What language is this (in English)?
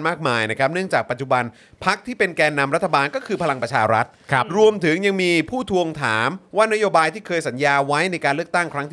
Thai